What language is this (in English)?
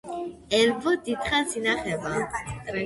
Georgian